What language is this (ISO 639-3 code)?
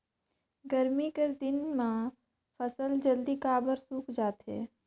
hne